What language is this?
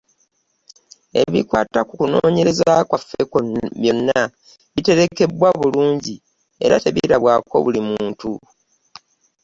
Ganda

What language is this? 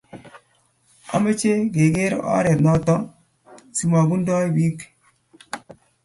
Kalenjin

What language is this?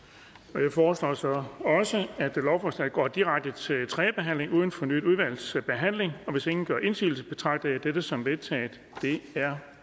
Danish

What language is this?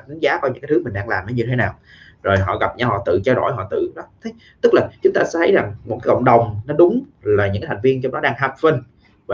Vietnamese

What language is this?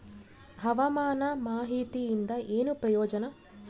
Kannada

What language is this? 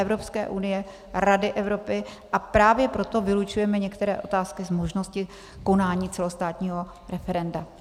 Czech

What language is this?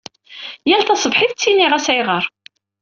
Kabyle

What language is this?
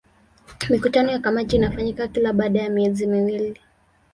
Swahili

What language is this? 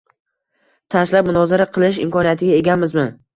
Uzbek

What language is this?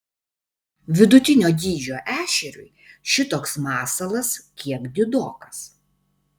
Lithuanian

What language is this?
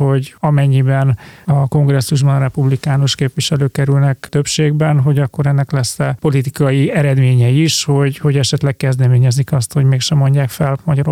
Hungarian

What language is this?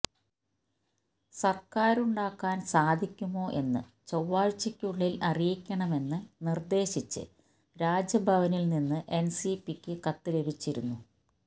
Malayalam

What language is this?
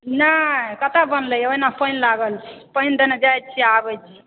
Maithili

